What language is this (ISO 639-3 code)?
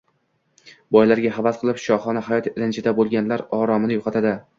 uzb